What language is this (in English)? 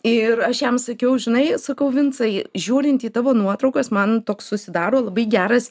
Lithuanian